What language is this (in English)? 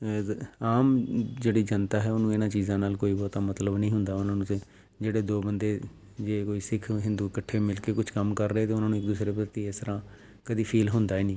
Punjabi